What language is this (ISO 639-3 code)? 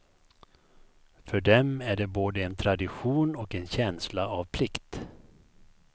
swe